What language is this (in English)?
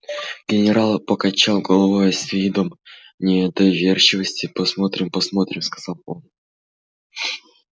Russian